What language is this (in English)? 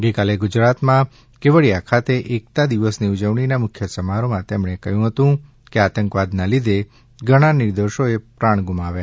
Gujarati